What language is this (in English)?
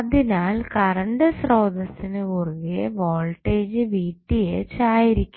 Malayalam